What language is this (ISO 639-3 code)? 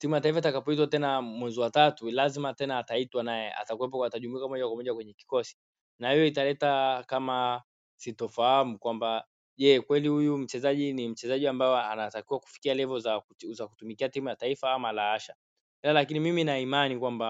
swa